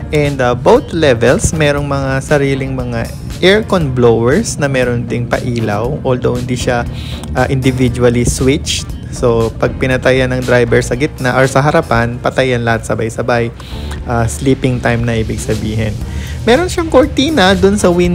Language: Filipino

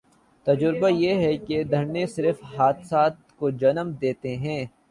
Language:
Urdu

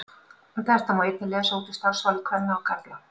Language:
Icelandic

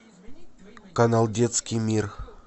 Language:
Russian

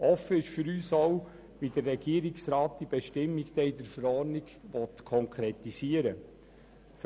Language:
Swiss German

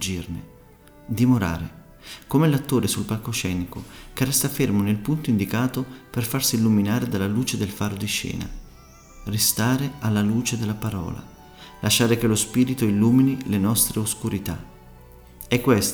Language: Italian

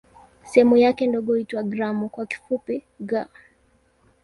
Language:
Swahili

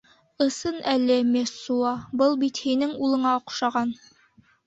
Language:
Bashkir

